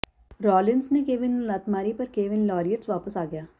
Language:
Punjabi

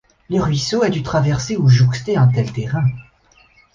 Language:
French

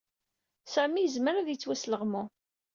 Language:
Kabyle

